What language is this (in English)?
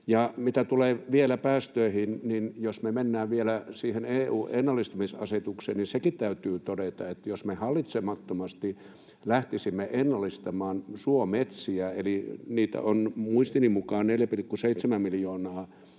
Finnish